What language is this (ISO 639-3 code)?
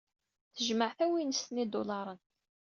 kab